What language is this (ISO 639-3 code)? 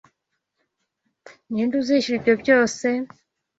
kin